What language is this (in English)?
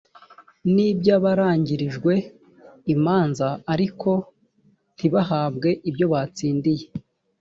Kinyarwanda